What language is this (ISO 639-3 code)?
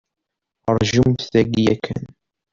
kab